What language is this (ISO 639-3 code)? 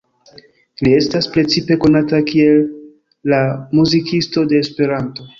epo